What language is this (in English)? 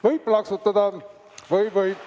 Estonian